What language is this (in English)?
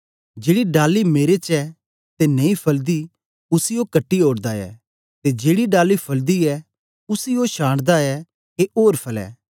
Dogri